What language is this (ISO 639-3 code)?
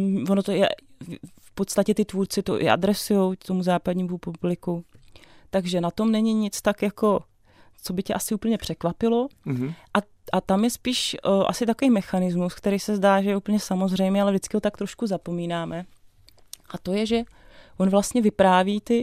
ces